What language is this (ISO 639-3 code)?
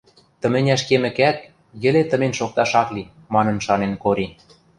mrj